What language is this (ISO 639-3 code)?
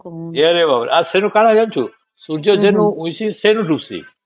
ori